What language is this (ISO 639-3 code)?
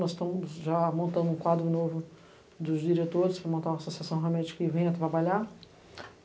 por